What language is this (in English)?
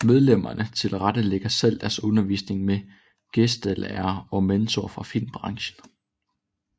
Danish